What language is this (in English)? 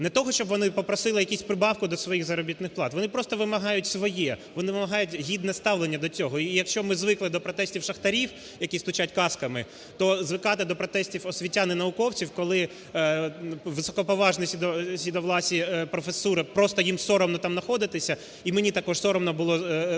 Ukrainian